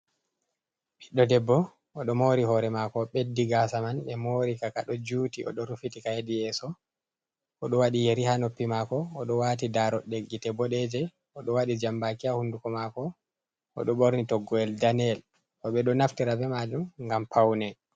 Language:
Fula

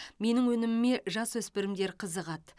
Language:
Kazakh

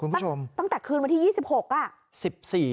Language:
Thai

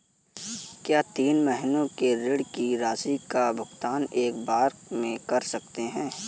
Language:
Hindi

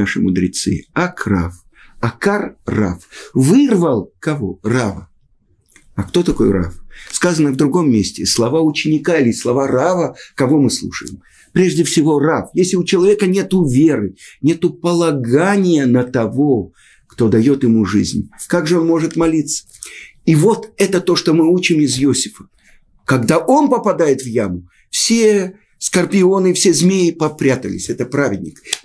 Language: Russian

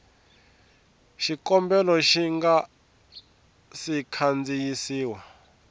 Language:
Tsonga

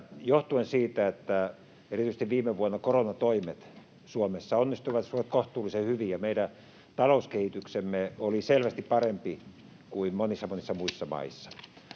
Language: Finnish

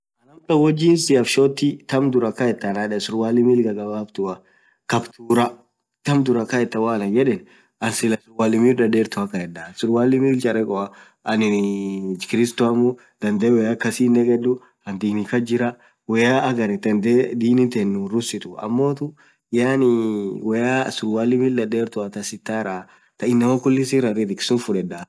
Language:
Orma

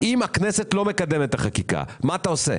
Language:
Hebrew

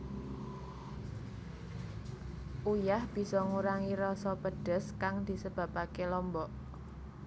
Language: Javanese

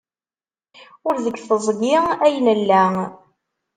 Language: Kabyle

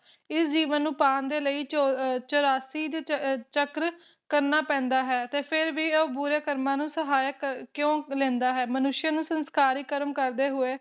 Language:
Punjabi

